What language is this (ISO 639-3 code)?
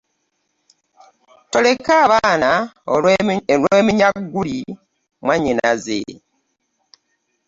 lug